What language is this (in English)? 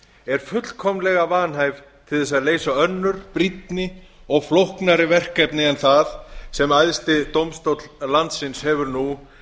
Icelandic